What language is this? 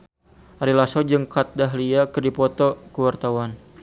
Sundanese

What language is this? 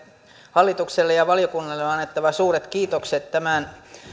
Finnish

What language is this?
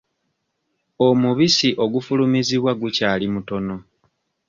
Ganda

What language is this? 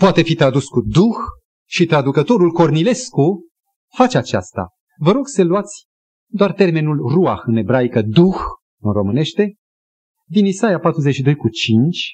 Romanian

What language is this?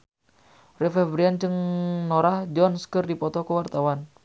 Sundanese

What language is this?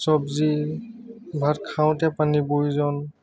Assamese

